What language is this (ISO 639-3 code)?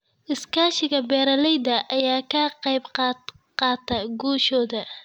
som